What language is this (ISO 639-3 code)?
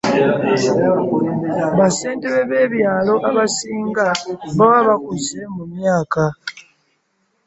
lug